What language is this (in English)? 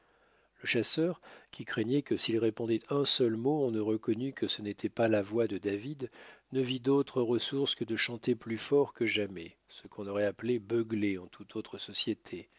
French